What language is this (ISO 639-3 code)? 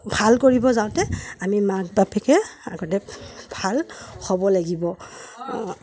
asm